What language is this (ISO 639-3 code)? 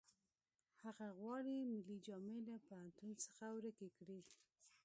pus